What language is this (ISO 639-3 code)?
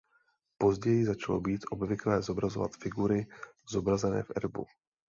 ces